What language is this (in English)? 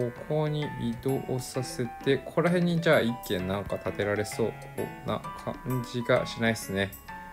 Japanese